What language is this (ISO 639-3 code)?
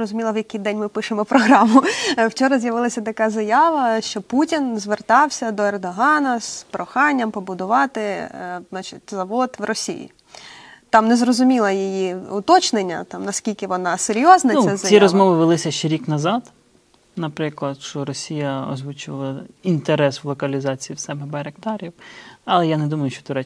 ukr